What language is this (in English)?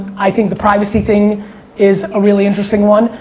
English